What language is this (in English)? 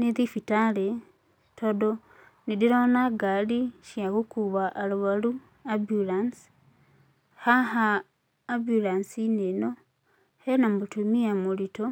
Kikuyu